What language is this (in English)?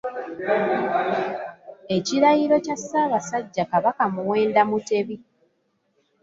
Ganda